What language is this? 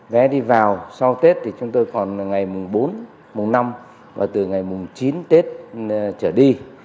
Vietnamese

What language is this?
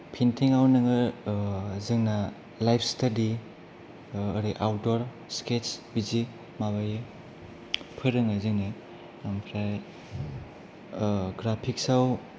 Bodo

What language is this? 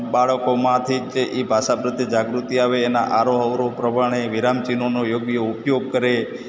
Gujarati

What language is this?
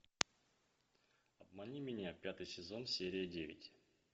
Russian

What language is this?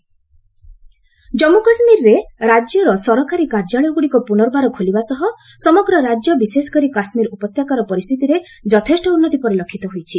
Odia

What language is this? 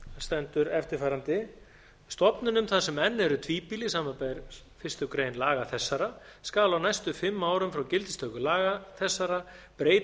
Icelandic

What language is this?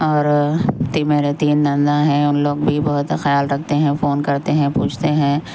Urdu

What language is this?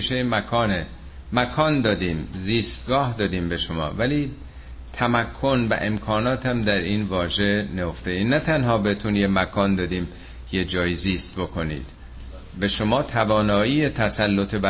Persian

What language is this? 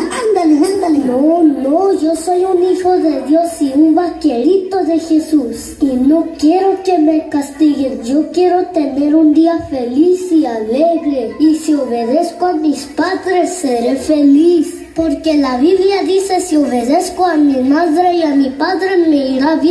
Spanish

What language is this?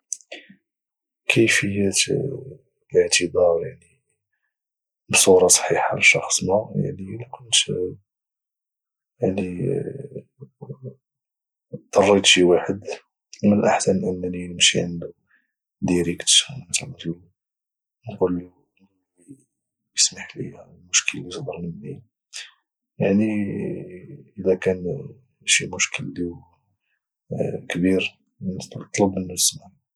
Moroccan Arabic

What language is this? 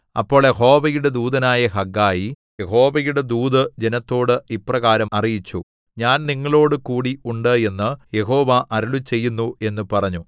Malayalam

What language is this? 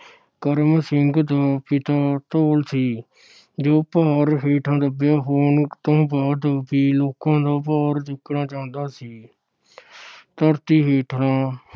Punjabi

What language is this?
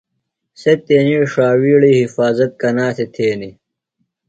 Phalura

